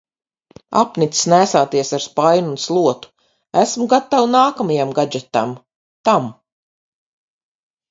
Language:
Latvian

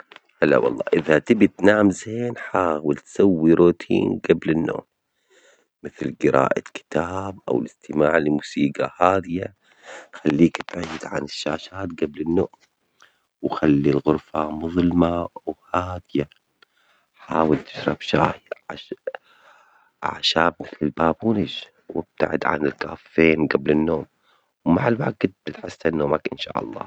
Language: Omani Arabic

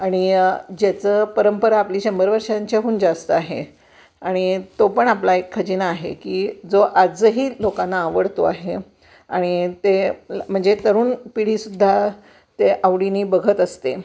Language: Marathi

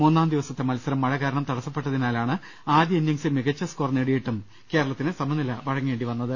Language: Malayalam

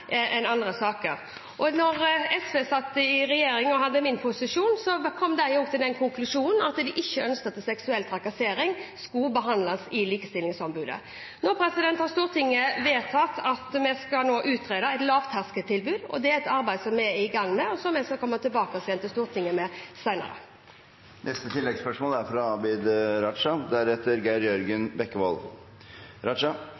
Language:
Norwegian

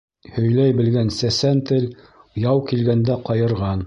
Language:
Bashkir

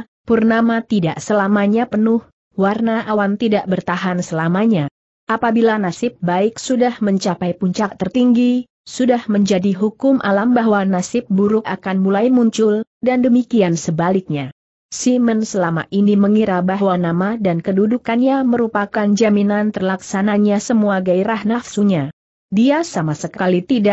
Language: Indonesian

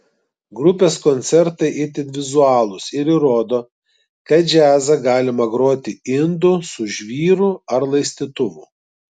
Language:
Lithuanian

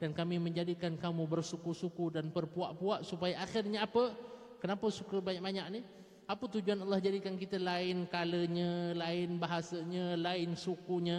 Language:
Malay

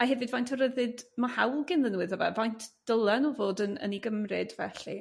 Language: Welsh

